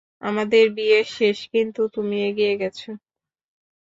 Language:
Bangla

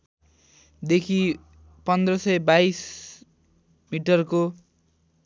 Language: Nepali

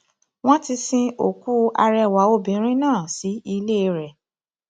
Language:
Yoruba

